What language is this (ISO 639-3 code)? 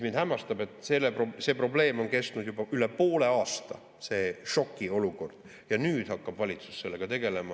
est